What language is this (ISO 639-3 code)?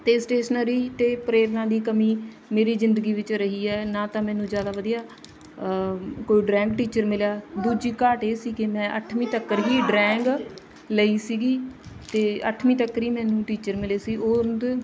pan